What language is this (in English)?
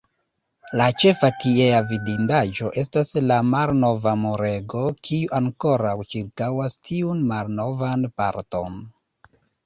Esperanto